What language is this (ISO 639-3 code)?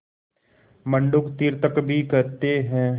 hin